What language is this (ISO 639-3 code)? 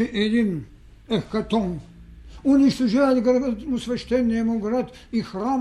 bul